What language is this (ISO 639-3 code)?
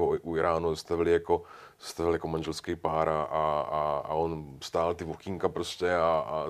ces